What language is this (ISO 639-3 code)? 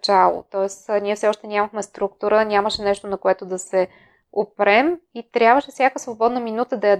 bul